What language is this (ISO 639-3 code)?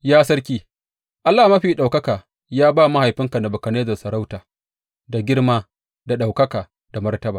hau